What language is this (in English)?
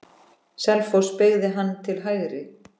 Icelandic